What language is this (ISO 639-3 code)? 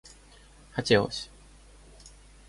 rus